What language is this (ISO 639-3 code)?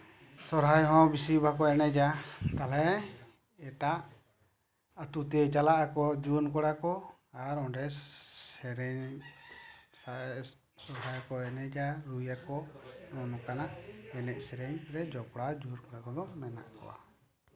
sat